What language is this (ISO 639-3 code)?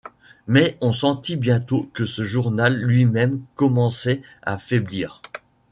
fra